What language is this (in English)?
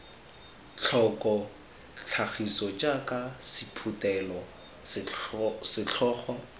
Tswana